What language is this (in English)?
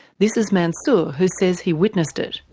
English